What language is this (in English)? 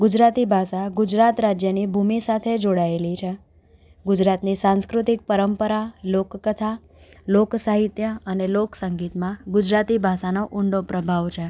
Gujarati